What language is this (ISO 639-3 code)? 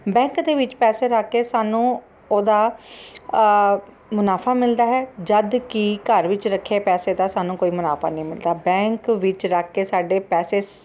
pan